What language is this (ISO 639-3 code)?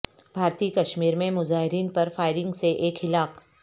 urd